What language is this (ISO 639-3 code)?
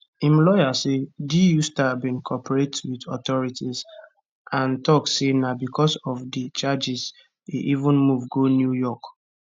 pcm